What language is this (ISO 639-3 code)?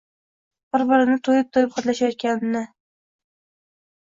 uzb